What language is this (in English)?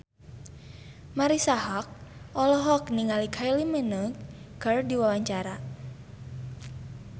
Sundanese